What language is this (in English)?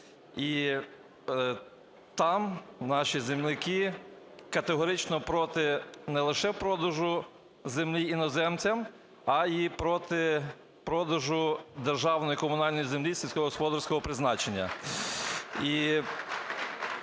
Ukrainian